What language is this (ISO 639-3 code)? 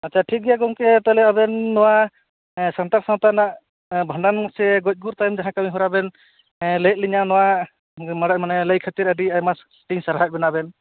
sat